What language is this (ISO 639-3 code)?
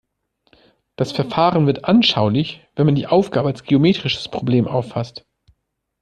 deu